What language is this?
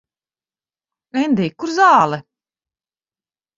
Latvian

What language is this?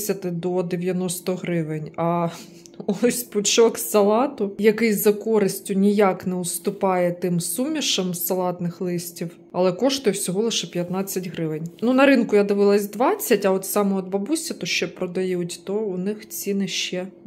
Ukrainian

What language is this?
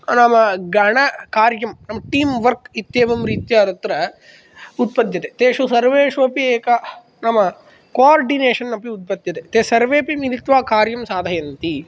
Sanskrit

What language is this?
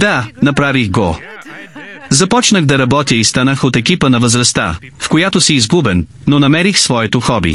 Bulgarian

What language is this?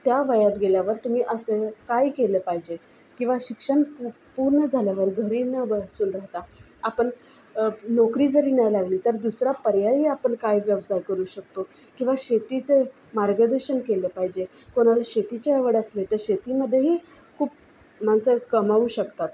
Marathi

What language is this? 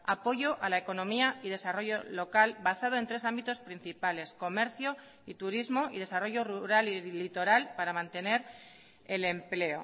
Spanish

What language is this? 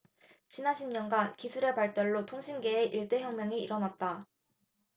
Korean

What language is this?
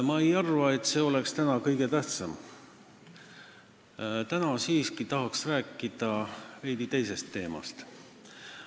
Estonian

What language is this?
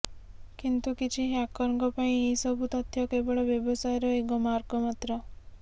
Odia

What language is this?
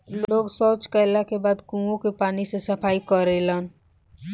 Bhojpuri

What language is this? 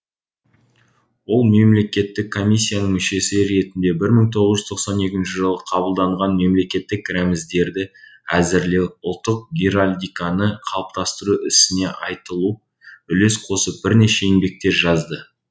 Kazakh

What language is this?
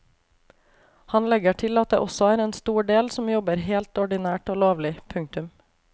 Norwegian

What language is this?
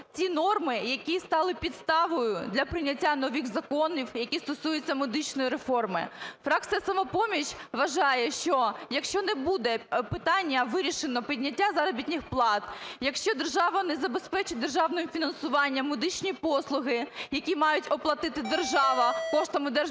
Ukrainian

